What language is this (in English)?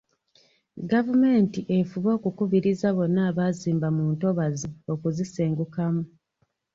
Ganda